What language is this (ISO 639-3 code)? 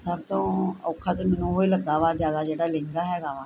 pan